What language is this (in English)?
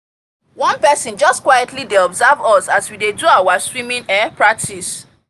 Nigerian Pidgin